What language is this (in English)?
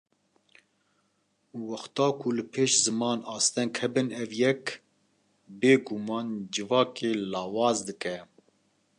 Kurdish